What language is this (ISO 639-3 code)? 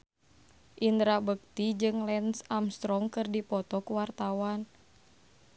sun